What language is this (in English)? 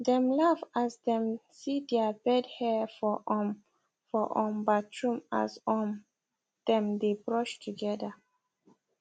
Nigerian Pidgin